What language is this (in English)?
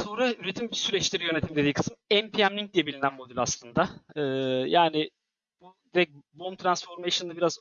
Turkish